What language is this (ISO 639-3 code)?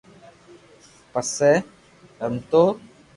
lrk